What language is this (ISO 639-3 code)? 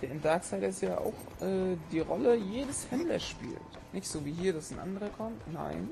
deu